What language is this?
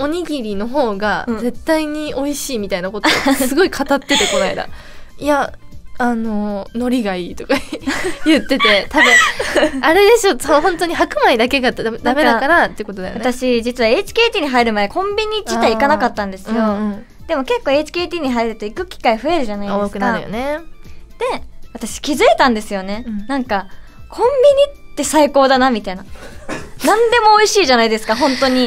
Japanese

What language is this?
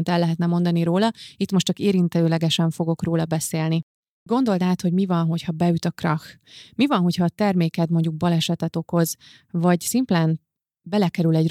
Hungarian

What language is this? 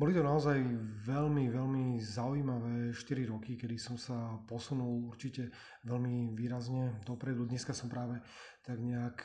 Slovak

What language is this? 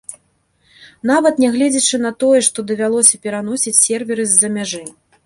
Belarusian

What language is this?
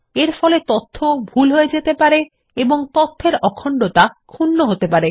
Bangla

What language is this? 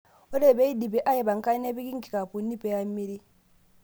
Masai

